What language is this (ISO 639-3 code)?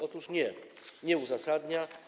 pol